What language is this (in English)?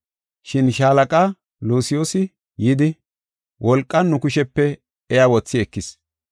Gofa